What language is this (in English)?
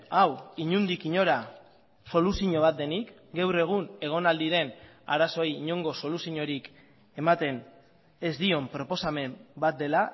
Basque